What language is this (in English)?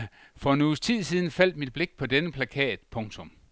Danish